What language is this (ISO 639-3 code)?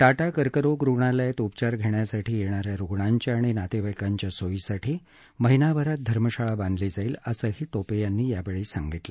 mar